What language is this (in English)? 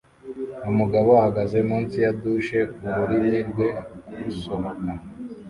Kinyarwanda